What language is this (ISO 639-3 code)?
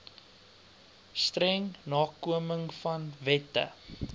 afr